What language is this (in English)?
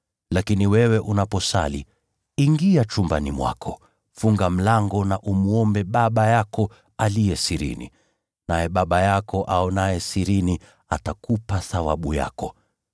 Swahili